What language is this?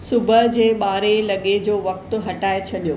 Sindhi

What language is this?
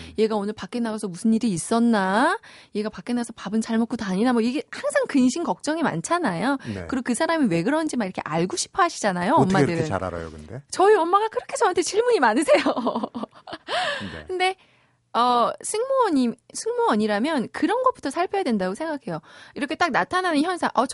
Korean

